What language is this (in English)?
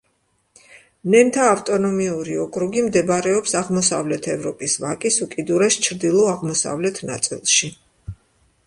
Georgian